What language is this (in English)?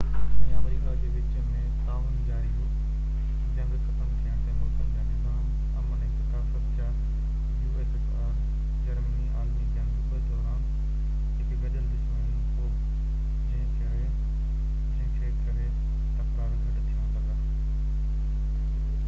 Sindhi